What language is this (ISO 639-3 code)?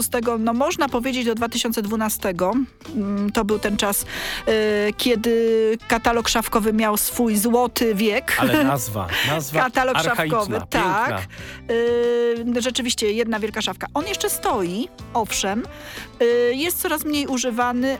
pol